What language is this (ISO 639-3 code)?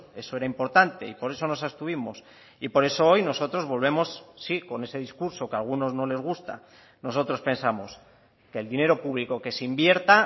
spa